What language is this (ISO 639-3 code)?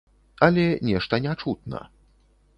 bel